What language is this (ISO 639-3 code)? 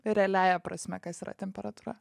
lit